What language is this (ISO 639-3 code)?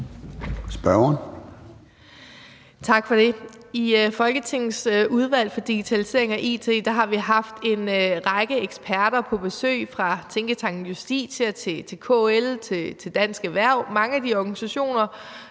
dan